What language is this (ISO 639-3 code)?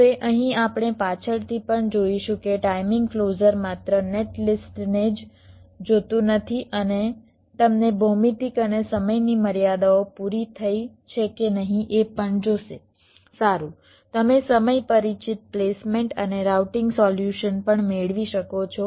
guj